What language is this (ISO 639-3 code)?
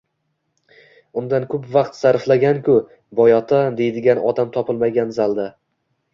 uzb